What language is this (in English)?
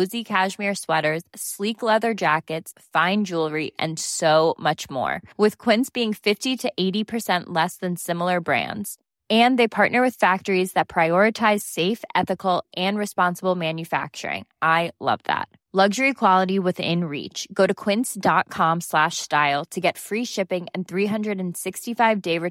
Filipino